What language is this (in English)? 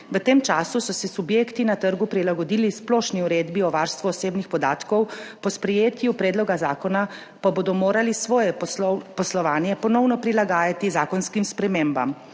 Slovenian